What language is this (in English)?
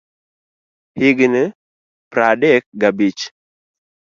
Luo (Kenya and Tanzania)